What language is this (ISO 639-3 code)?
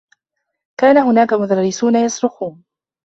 ara